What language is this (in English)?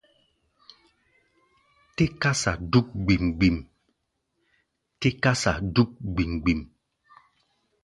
Gbaya